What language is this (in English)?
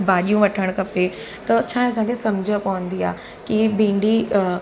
Sindhi